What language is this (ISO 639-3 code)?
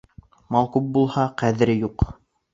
bak